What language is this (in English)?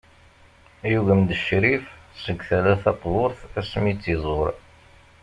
Kabyle